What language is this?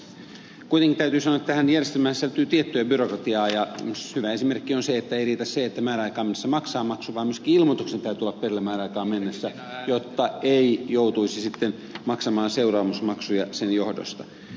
Finnish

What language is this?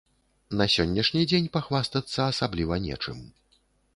Belarusian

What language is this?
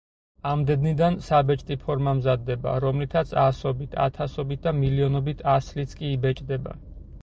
Georgian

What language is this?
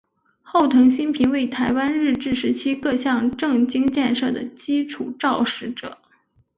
Chinese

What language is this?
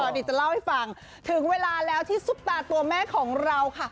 Thai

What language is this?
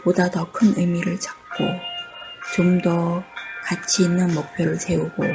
Korean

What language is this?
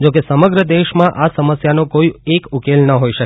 Gujarati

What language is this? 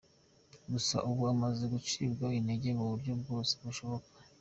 Kinyarwanda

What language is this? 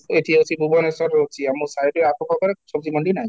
Odia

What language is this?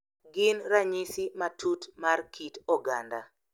Luo (Kenya and Tanzania)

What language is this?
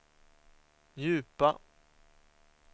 Swedish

